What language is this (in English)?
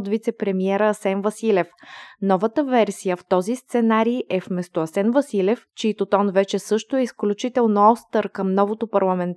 Bulgarian